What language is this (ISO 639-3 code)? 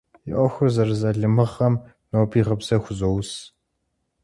kbd